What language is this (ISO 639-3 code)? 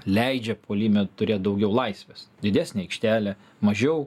lit